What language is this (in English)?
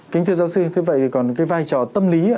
Vietnamese